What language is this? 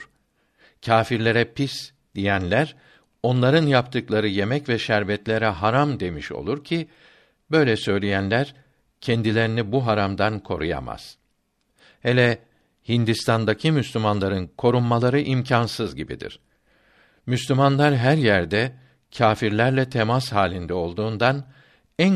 Turkish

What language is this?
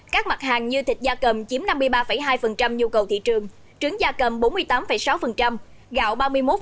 Vietnamese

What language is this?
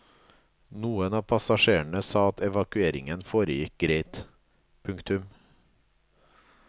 Norwegian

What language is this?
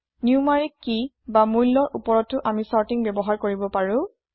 Assamese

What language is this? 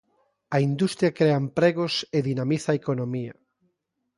Galician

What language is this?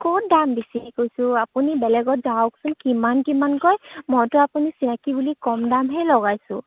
Assamese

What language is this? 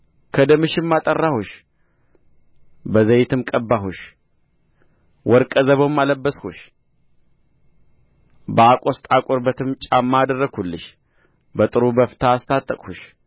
Amharic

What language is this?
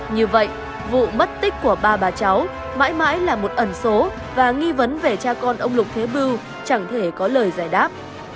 Vietnamese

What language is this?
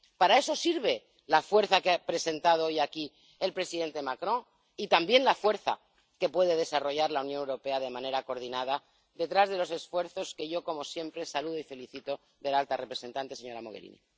Spanish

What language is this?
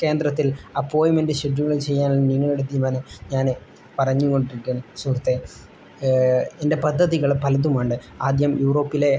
Malayalam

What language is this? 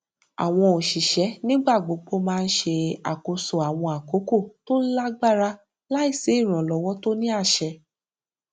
Yoruba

